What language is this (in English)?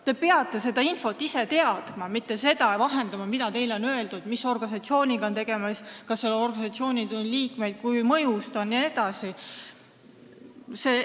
Estonian